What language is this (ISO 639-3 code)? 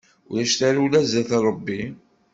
kab